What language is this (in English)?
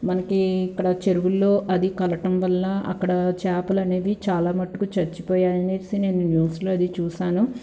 Telugu